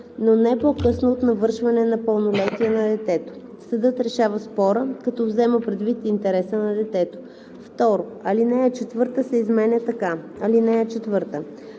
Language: Bulgarian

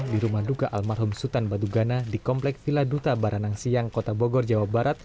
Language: Indonesian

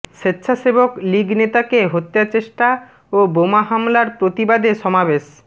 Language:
Bangla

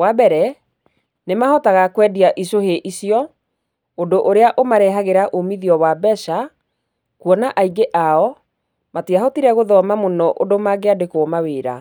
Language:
Kikuyu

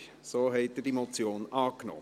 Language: Swiss German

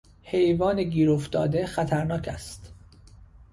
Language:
Persian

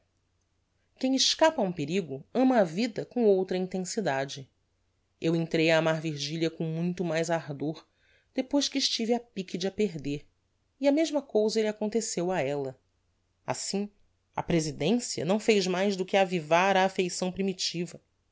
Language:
Portuguese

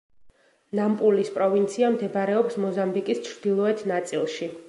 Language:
Georgian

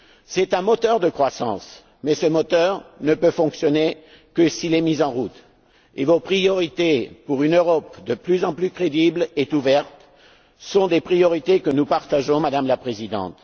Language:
French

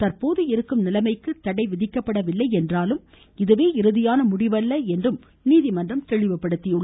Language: Tamil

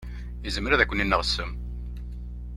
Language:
Kabyle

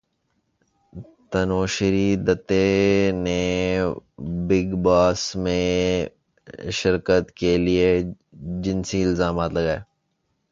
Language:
Urdu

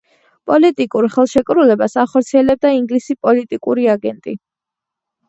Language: Georgian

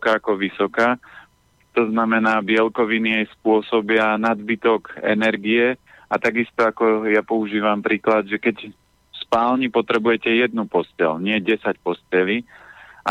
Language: Slovak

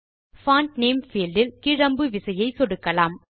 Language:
Tamil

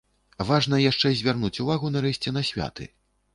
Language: Belarusian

